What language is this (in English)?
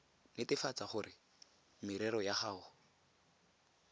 Tswana